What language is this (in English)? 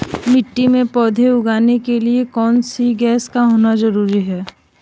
Hindi